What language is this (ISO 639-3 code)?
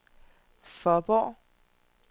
dan